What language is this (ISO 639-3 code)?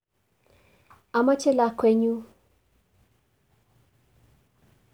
kln